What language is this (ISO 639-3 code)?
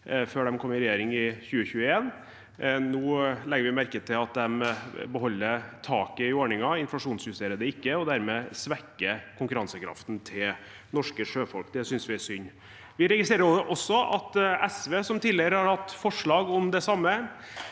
nor